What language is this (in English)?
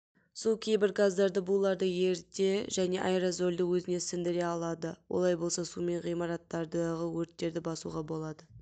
Kazakh